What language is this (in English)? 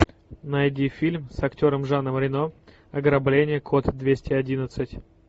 Russian